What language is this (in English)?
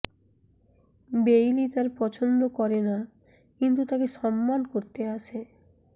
Bangla